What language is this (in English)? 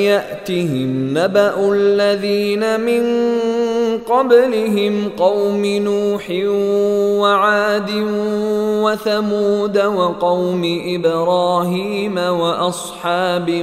Arabic